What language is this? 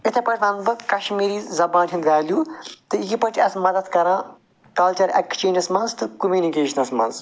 Kashmiri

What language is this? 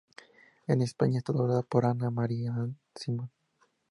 Spanish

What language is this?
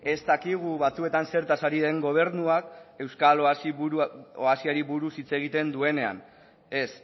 Basque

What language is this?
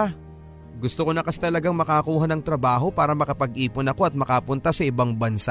Filipino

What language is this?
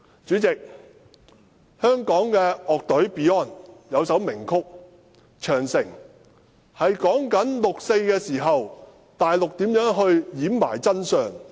Cantonese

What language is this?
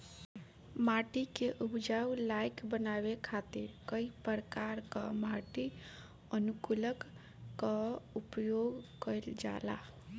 Bhojpuri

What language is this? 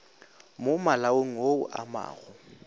Northern Sotho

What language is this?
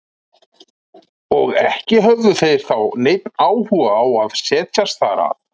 Icelandic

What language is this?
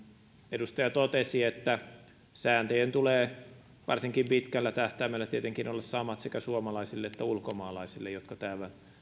Finnish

